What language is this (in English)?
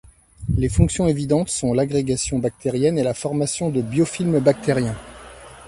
French